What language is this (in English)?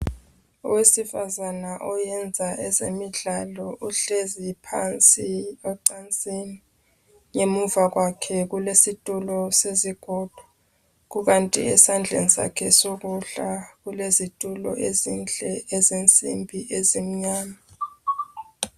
North Ndebele